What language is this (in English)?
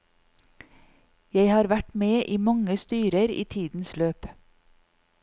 Norwegian